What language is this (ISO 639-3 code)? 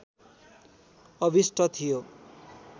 nep